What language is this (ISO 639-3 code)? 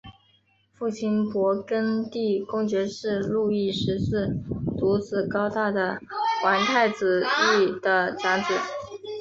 zho